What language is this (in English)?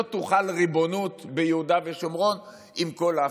Hebrew